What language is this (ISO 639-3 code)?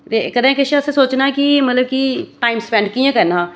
doi